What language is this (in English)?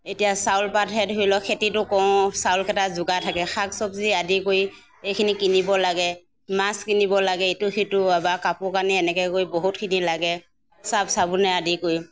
Assamese